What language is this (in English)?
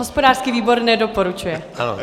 Czech